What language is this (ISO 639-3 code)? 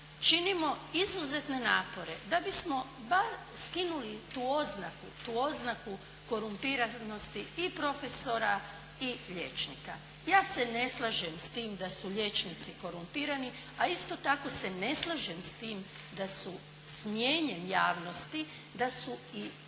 hrv